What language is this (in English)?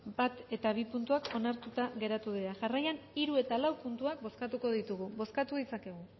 Basque